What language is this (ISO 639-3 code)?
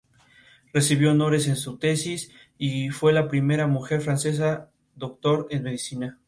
spa